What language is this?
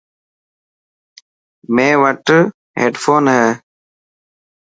Dhatki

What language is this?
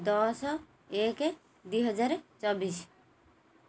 Odia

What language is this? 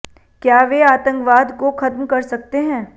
Hindi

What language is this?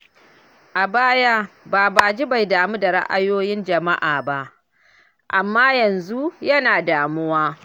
Hausa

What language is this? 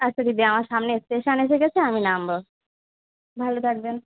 Bangla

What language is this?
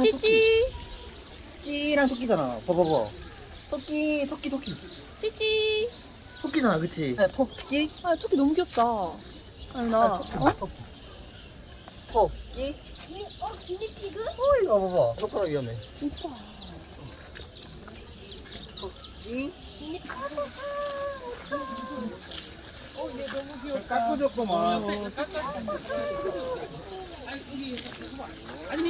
Korean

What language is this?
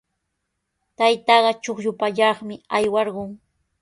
Sihuas Ancash Quechua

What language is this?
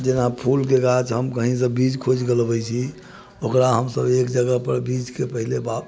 Maithili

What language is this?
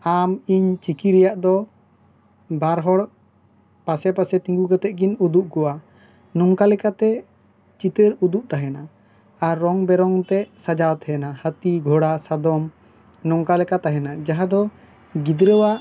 Santali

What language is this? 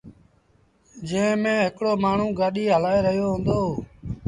Sindhi Bhil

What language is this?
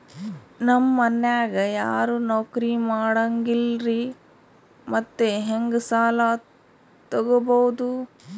Kannada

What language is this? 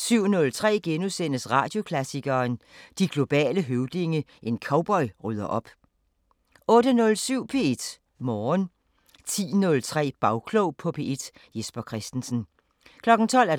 Danish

